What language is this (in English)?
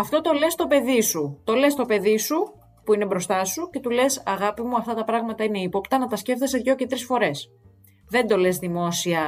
Greek